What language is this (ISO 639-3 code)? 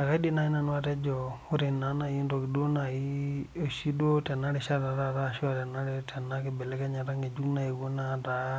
mas